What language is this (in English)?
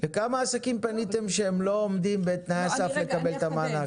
Hebrew